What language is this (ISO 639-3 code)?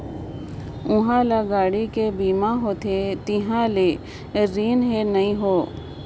hne